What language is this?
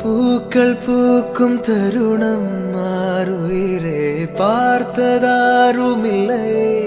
Tamil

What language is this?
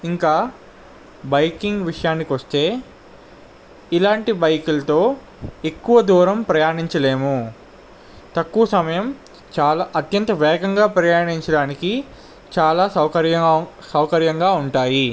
Telugu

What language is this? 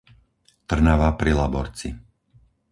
Slovak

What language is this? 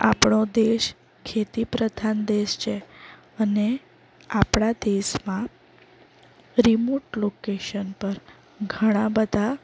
Gujarati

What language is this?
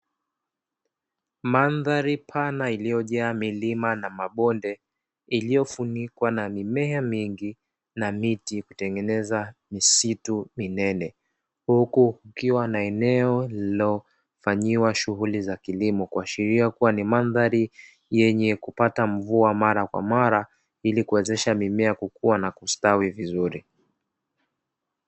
Swahili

